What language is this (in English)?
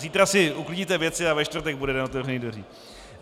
Czech